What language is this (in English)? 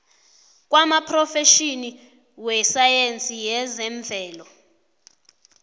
South Ndebele